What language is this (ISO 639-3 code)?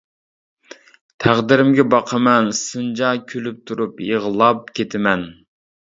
uig